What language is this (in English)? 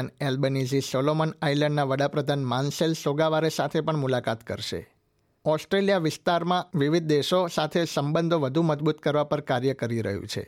Gujarati